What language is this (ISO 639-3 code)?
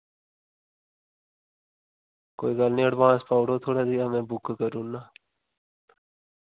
doi